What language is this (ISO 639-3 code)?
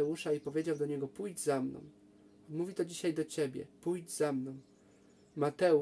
pol